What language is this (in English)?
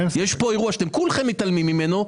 Hebrew